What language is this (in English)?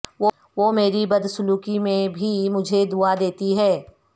Urdu